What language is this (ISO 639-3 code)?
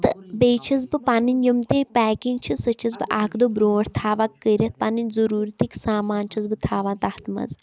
kas